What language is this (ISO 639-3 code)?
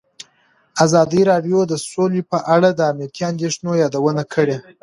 pus